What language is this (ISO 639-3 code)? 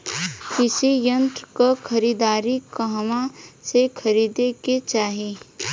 bho